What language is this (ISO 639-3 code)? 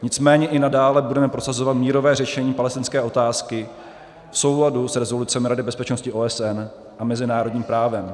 ces